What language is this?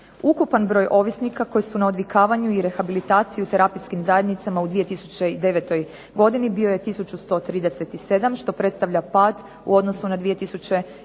Croatian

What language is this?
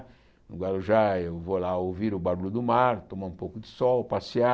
Portuguese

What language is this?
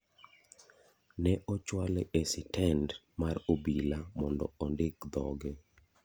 Luo (Kenya and Tanzania)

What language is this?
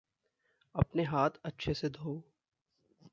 Hindi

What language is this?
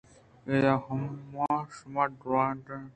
Eastern Balochi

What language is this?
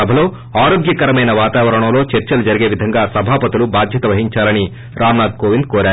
Telugu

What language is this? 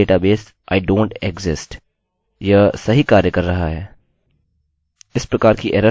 Hindi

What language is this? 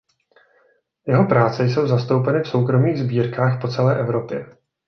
Czech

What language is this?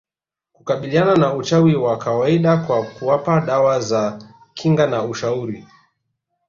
Swahili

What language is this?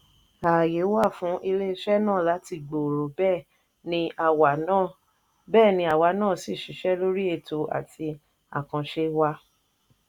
Yoruba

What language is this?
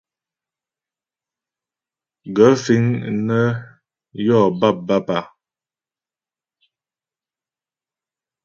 Ghomala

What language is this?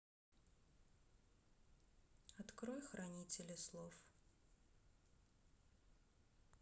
Russian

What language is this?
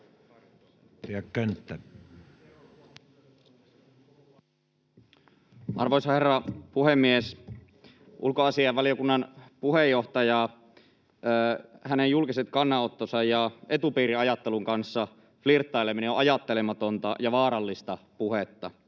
Finnish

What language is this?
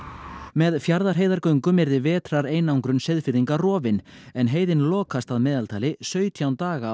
Icelandic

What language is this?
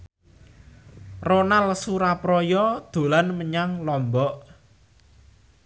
Javanese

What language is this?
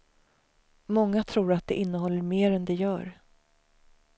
Swedish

